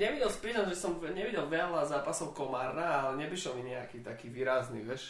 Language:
Slovak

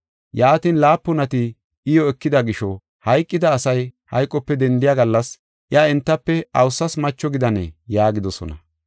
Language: Gofa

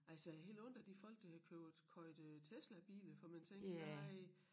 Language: Danish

